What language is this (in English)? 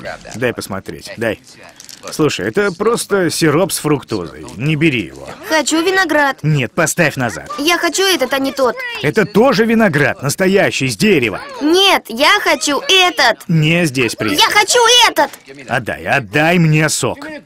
Russian